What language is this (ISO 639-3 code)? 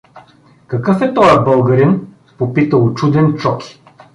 bul